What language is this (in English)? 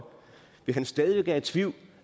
Danish